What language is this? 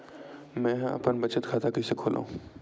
Chhattisgarhi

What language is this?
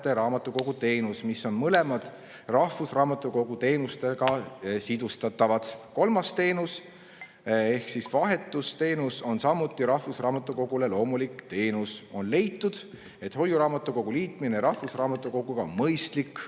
Estonian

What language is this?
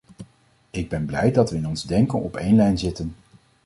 Dutch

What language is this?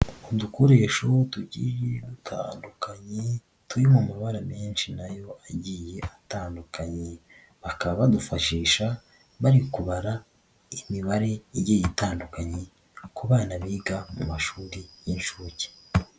Kinyarwanda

